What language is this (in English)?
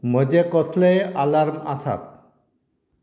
Konkani